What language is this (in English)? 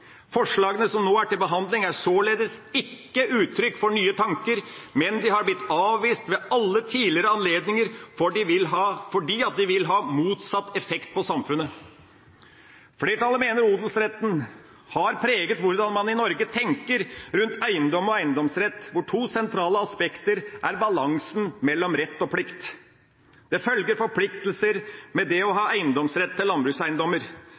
Norwegian Bokmål